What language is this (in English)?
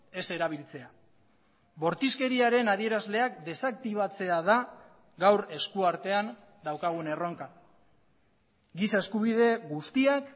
Basque